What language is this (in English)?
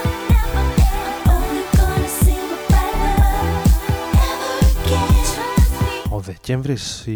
Greek